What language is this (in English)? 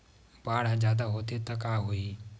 Chhattisgarhi